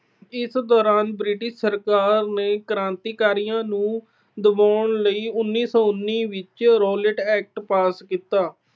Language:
Punjabi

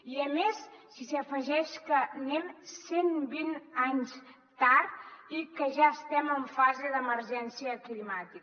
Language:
Catalan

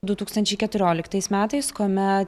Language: Lithuanian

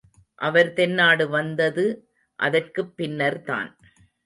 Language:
Tamil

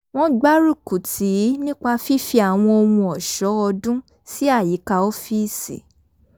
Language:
Yoruba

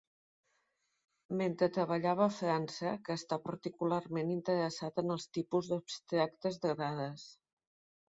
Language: Catalan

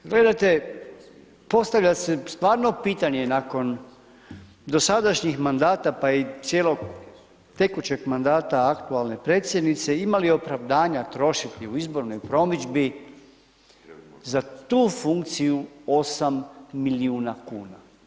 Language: Croatian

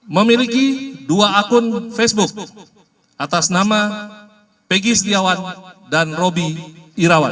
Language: Indonesian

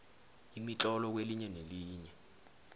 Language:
South Ndebele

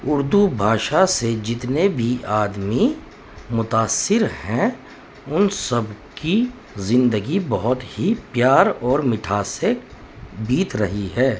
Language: Urdu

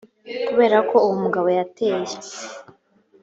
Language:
Kinyarwanda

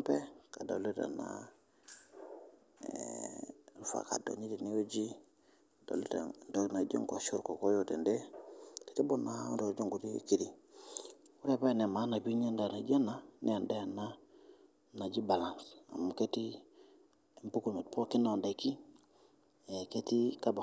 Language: Masai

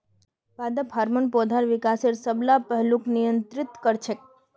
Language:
Magahi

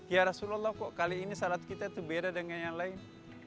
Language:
Indonesian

